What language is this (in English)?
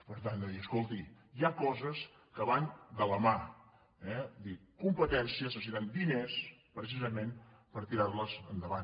Catalan